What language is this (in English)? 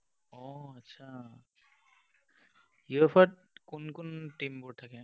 Assamese